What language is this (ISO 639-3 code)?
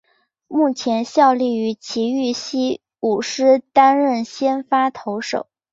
zho